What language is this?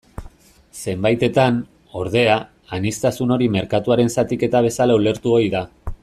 Basque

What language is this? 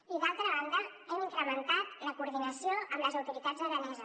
Catalan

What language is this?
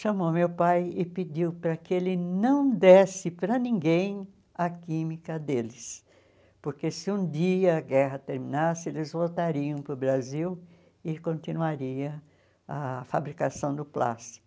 Portuguese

